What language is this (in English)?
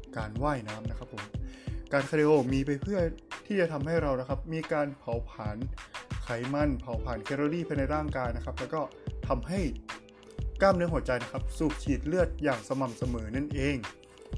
Thai